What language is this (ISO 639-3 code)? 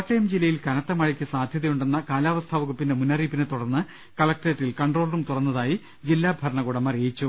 mal